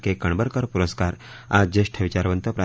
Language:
Marathi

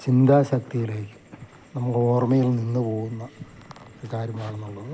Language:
Malayalam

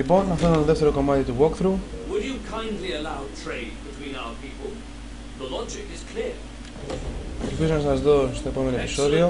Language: Greek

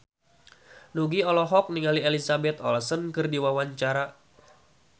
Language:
Sundanese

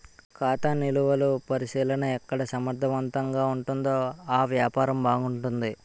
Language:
Telugu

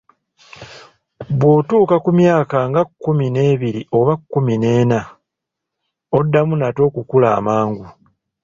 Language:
Ganda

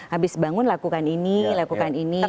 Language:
Indonesian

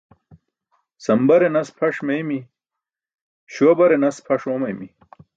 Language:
Burushaski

